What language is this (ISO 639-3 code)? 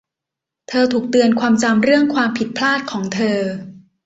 tha